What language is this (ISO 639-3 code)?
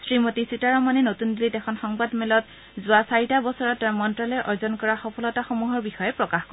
asm